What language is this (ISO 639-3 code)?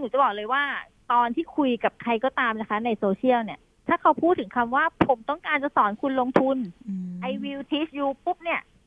tha